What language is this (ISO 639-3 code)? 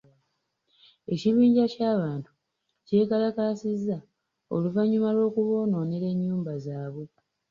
lug